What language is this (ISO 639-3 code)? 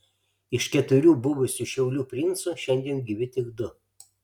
lit